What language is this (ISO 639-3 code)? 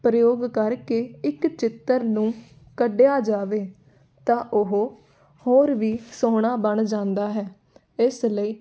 pan